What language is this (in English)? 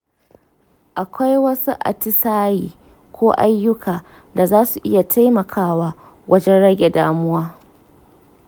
Hausa